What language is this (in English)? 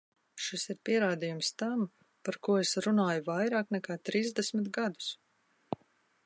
Latvian